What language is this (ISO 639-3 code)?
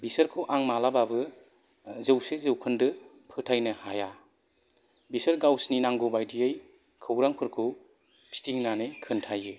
brx